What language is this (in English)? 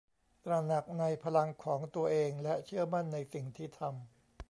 Thai